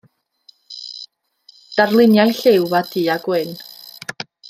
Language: Welsh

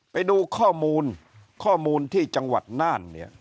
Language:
Thai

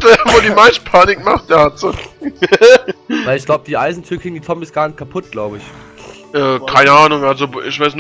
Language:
German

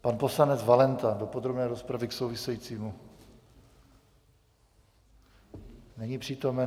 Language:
Czech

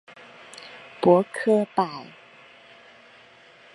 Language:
Chinese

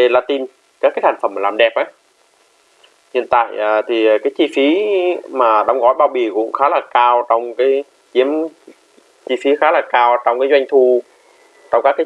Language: Vietnamese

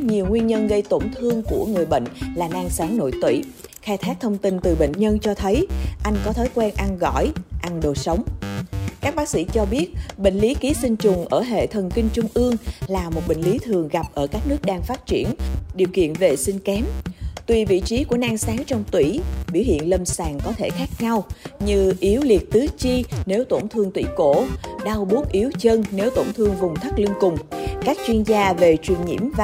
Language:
Vietnamese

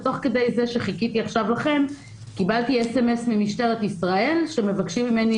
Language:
Hebrew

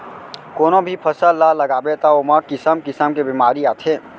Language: Chhattisgarhi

